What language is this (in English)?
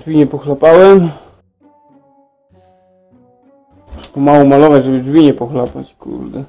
Polish